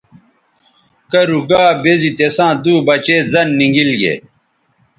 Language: Bateri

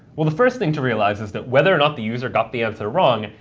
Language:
English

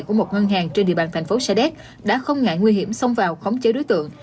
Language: Vietnamese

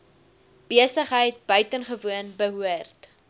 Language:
Afrikaans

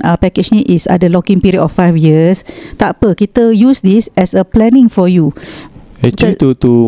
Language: Malay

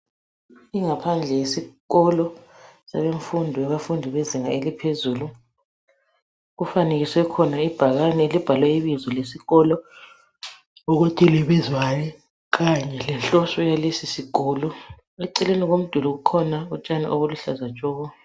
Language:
North Ndebele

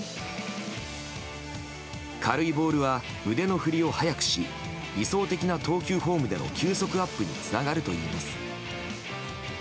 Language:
Japanese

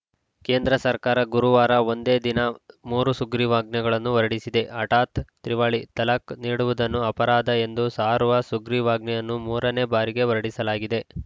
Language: Kannada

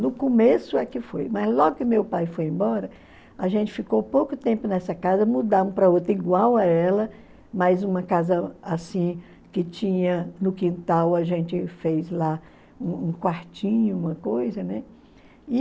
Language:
Portuguese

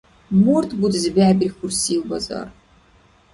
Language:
Dargwa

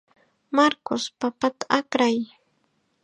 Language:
Chiquián Ancash Quechua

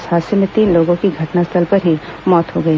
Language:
Hindi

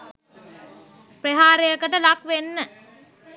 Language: Sinhala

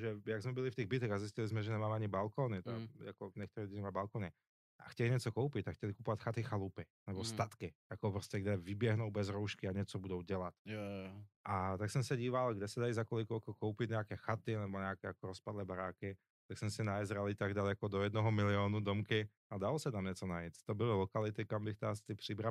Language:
Czech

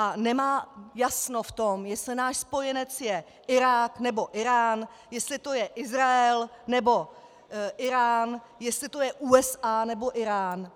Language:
Czech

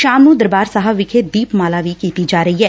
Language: Punjabi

